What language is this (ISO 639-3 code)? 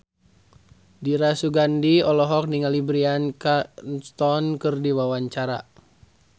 sun